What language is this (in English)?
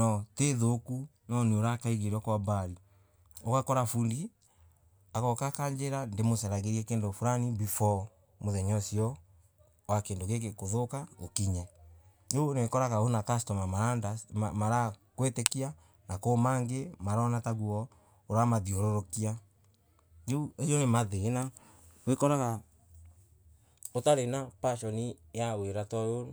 Embu